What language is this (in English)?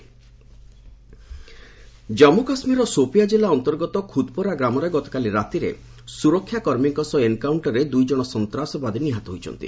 Odia